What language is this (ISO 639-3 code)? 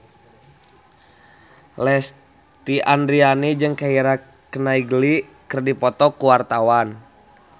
sun